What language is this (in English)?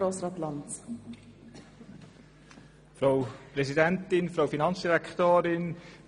Swiss German